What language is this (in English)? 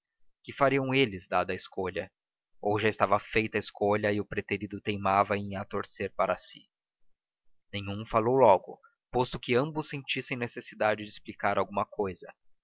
Portuguese